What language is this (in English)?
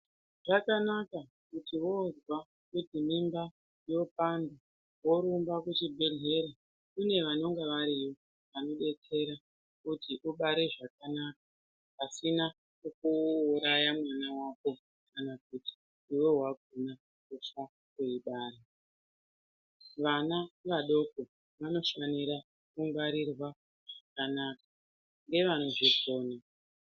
Ndau